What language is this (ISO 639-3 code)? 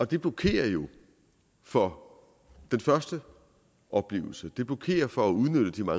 dan